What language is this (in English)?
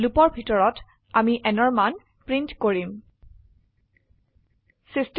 Assamese